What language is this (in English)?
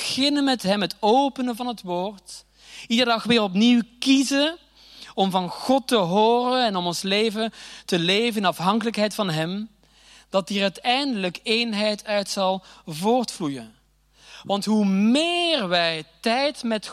Dutch